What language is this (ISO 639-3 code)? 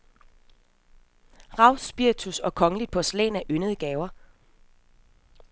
dan